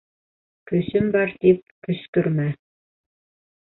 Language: Bashkir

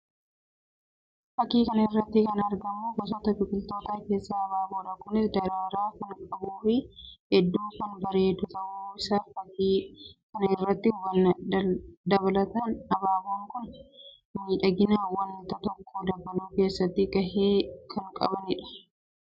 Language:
Oromo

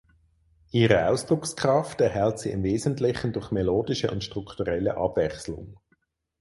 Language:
German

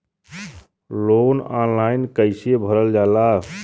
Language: Bhojpuri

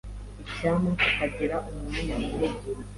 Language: Kinyarwanda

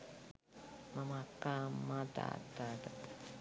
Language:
Sinhala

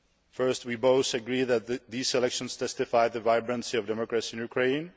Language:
English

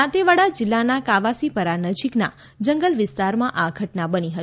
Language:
Gujarati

